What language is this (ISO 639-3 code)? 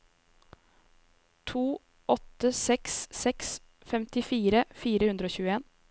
nor